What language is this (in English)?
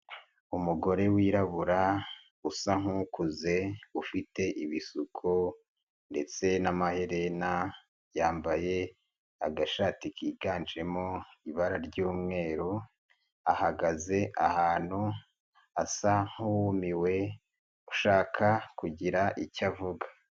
Kinyarwanda